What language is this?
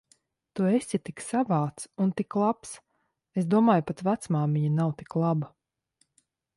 Latvian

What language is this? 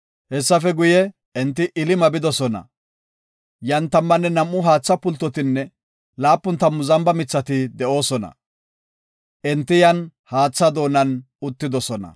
Gofa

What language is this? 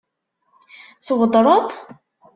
Kabyle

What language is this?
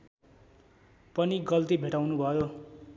Nepali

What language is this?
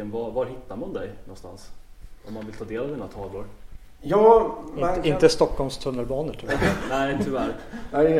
Swedish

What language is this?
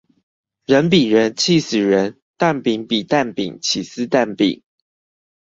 Chinese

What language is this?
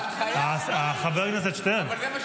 Hebrew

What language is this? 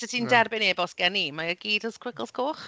Welsh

